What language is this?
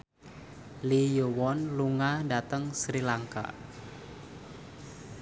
Javanese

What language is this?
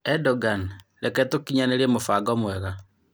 Kikuyu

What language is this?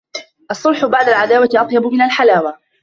Arabic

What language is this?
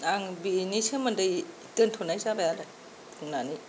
Bodo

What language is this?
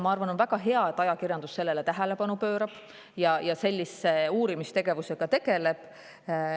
Estonian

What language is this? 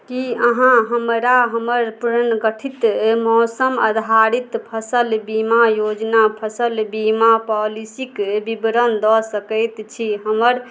Maithili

